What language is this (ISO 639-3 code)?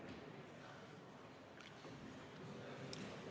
est